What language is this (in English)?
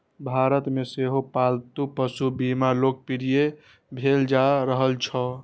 Maithili